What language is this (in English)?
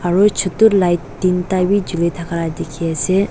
Naga Pidgin